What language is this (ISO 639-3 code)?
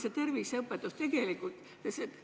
est